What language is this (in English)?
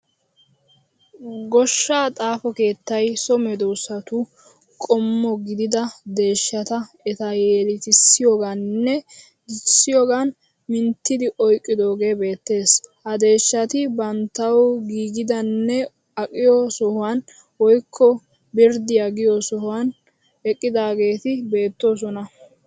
Wolaytta